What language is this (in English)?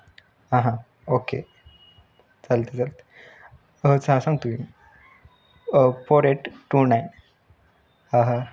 Marathi